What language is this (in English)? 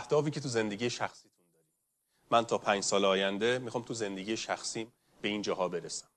Persian